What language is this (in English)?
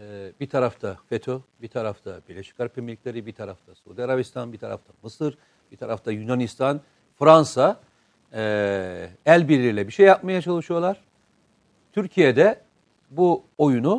Turkish